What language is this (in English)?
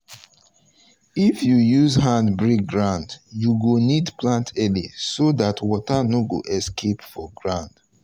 Nigerian Pidgin